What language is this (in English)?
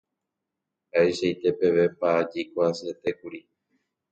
Guarani